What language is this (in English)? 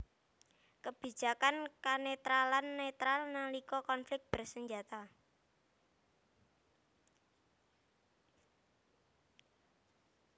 Javanese